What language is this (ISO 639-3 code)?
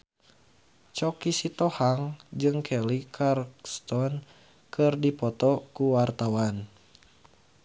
sun